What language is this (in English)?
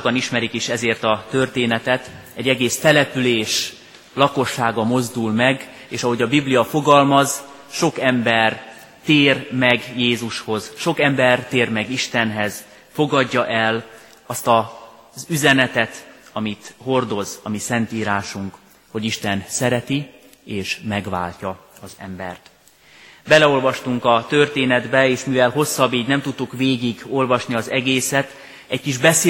Hungarian